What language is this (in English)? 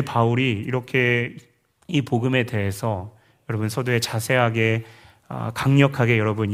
Korean